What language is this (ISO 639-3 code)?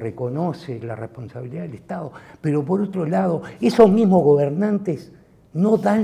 spa